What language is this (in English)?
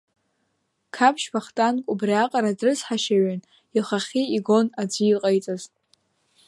Abkhazian